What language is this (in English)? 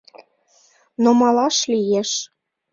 Mari